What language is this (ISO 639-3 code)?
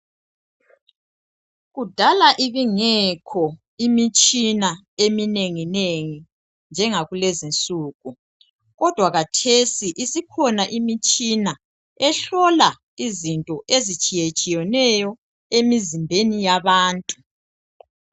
nde